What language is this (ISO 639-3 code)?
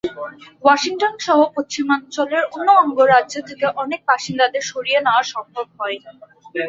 ben